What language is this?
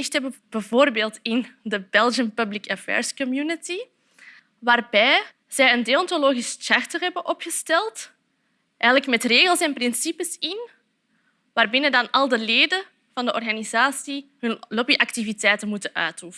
Dutch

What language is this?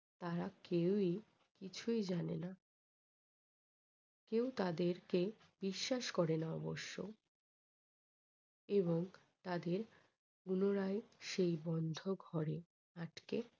Bangla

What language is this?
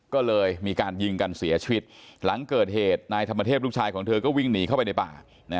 Thai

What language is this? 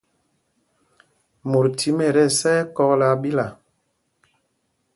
Mpumpong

